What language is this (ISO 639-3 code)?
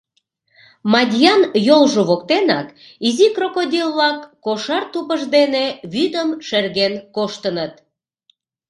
chm